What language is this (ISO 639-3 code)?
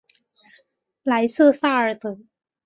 zho